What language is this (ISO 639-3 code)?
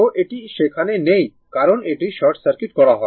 ben